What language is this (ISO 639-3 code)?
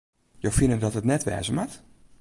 fry